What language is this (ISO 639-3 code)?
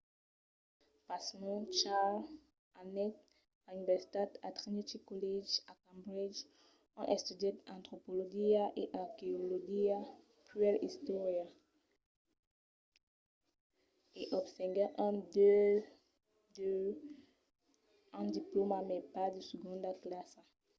oci